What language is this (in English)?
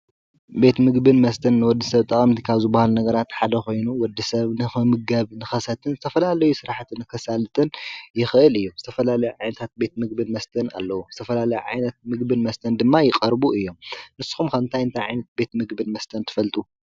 Tigrinya